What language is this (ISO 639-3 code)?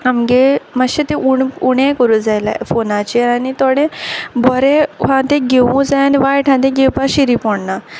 kok